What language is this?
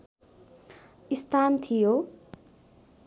Nepali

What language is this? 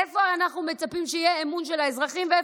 Hebrew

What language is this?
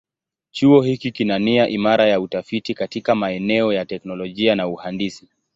Swahili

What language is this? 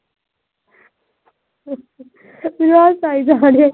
Punjabi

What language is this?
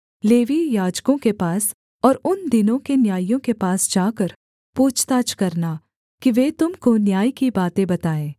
Hindi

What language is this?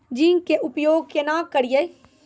Maithili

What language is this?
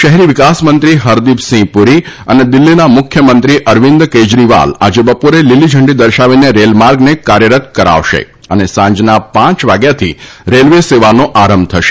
Gujarati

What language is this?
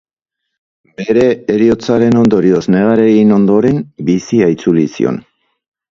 Basque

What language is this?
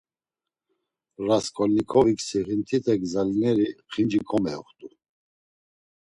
Laz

